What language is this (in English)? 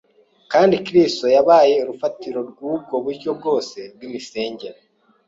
Kinyarwanda